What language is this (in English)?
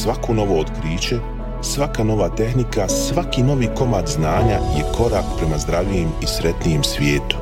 Croatian